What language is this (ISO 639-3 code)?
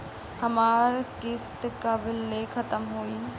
bho